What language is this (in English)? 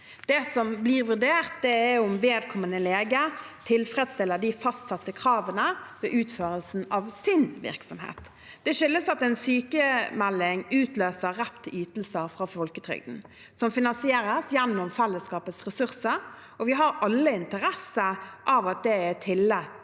Norwegian